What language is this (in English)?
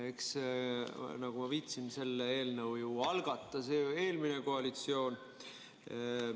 Estonian